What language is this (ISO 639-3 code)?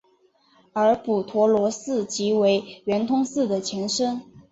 zho